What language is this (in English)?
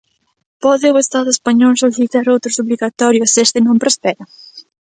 Galician